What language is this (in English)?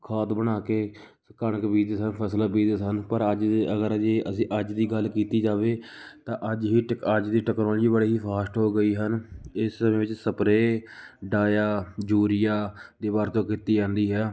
Punjabi